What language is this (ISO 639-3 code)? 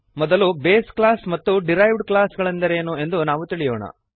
kan